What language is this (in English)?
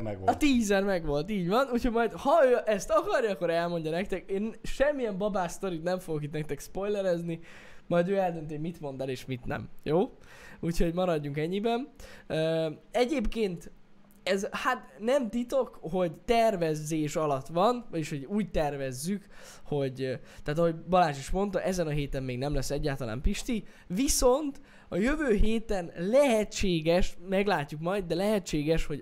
Hungarian